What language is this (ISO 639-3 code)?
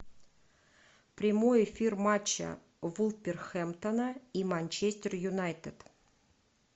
rus